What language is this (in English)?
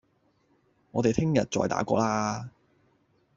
Cantonese